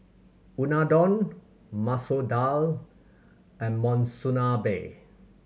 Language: English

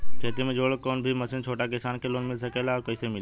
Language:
Bhojpuri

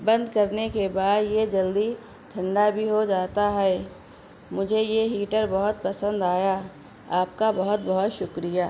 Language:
Urdu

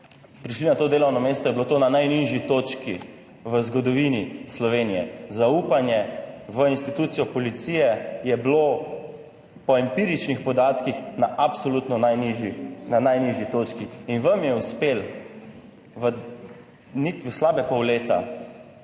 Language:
Slovenian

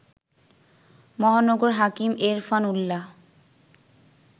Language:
Bangla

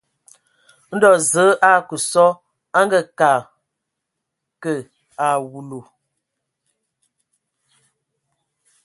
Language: Ewondo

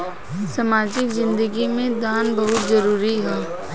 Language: Bhojpuri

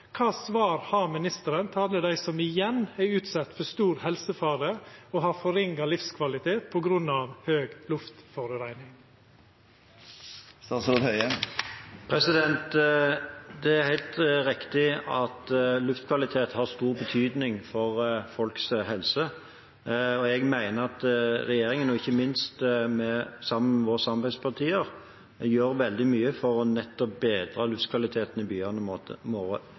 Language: Norwegian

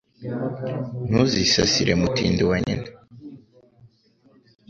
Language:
Kinyarwanda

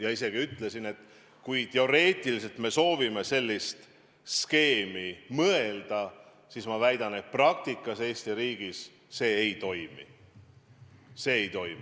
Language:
Estonian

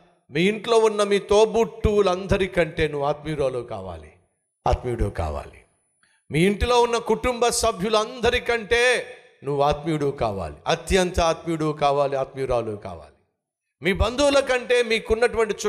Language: Telugu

